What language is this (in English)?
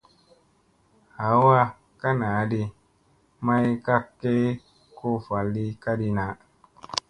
Musey